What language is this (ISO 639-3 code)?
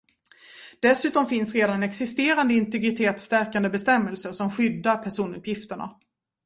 swe